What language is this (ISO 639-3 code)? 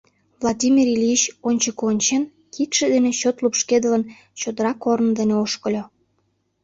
chm